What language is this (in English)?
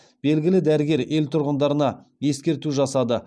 Kazakh